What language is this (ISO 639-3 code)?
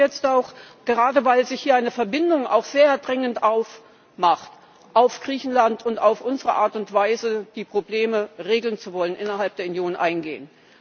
deu